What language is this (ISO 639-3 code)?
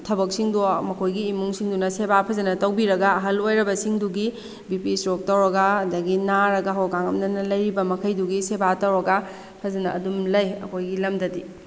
mni